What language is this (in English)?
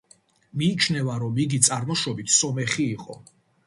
Georgian